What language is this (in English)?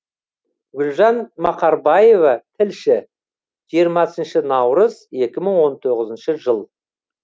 Kazakh